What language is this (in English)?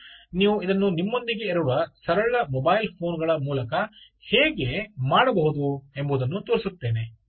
Kannada